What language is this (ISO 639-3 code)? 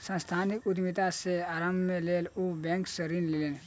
mai